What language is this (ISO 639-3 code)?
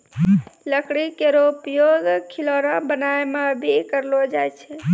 mai